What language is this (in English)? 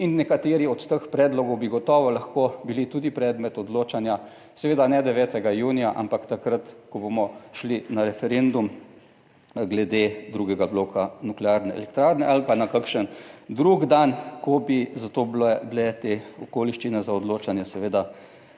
Slovenian